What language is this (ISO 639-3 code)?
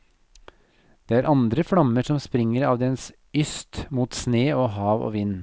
nor